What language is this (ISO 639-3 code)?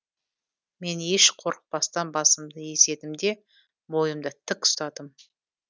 kaz